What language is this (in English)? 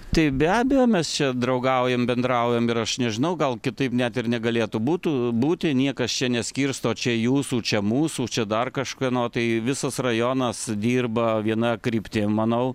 Lithuanian